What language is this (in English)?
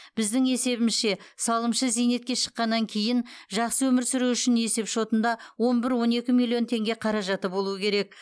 Kazakh